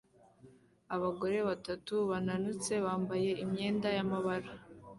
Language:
Kinyarwanda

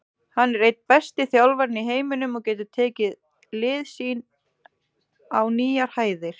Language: Icelandic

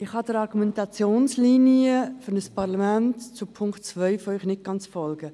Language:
Swiss German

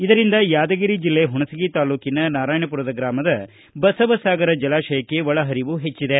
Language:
Kannada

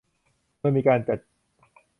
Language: Thai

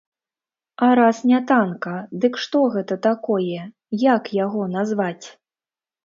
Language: Belarusian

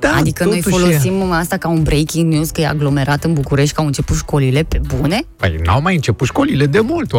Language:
Romanian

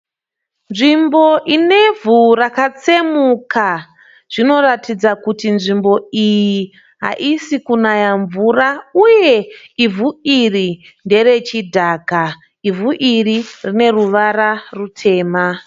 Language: Shona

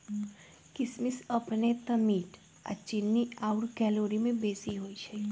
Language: Magahi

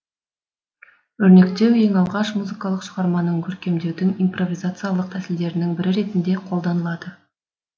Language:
Kazakh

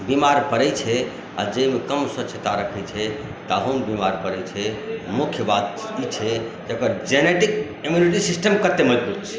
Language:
Maithili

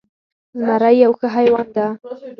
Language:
Pashto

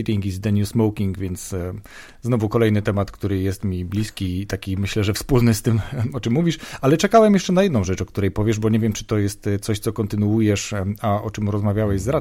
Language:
Polish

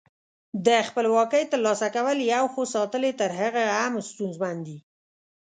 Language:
Pashto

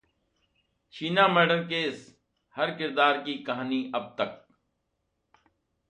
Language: Hindi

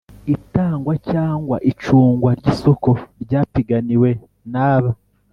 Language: Kinyarwanda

